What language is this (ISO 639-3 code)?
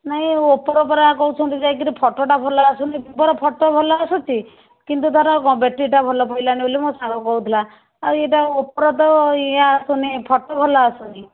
ori